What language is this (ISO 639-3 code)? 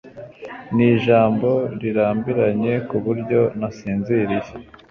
kin